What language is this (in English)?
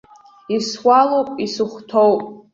Abkhazian